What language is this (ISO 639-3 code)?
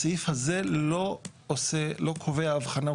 heb